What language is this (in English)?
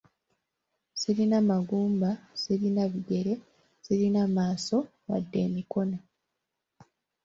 Ganda